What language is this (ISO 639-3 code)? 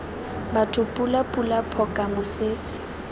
tsn